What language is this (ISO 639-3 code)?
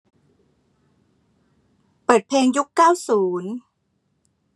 tha